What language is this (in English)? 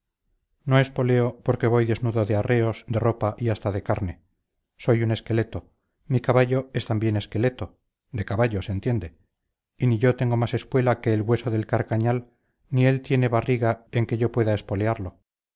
Spanish